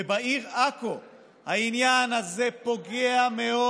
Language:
Hebrew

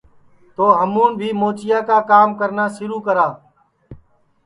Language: Sansi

